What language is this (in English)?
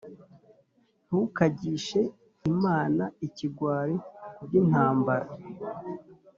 Kinyarwanda